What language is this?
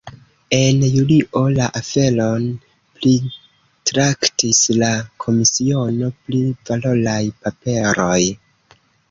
Esperanto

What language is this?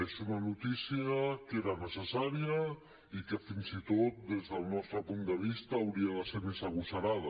Catalan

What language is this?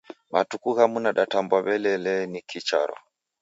Taita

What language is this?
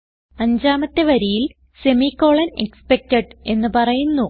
Malayalam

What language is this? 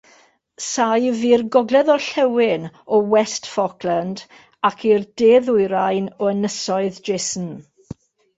Welsh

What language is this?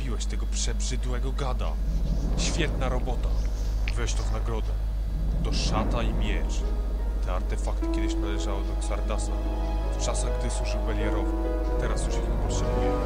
Polish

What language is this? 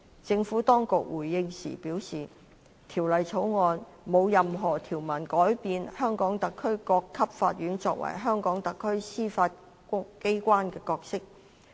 Cantonese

